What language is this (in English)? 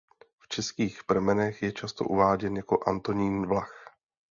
Czech